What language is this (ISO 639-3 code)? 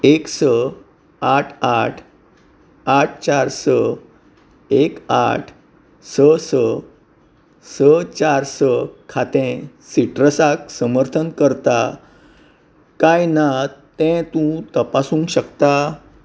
kok